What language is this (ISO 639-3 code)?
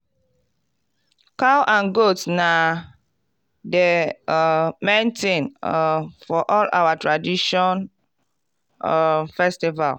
pcm